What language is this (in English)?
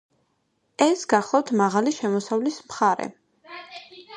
Georgian